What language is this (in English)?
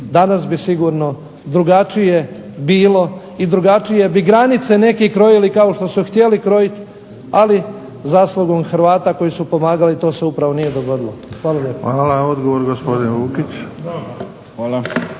Croatian